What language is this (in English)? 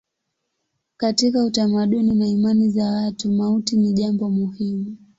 Swahili